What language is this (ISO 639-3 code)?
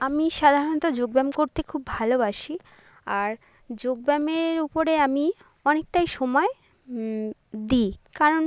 ben